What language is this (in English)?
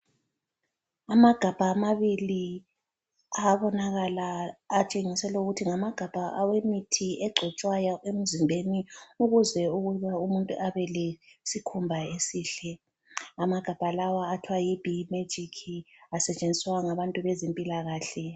North Ndebele